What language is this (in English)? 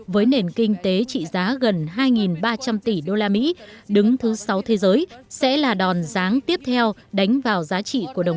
Vietnamese